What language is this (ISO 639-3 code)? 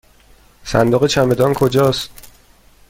fas